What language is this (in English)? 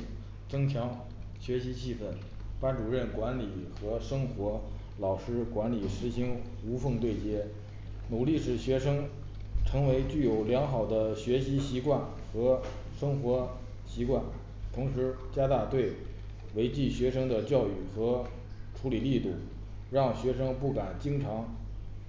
Chinese